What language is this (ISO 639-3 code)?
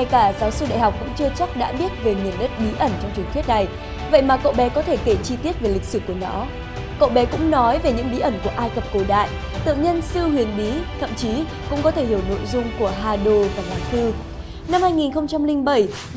vie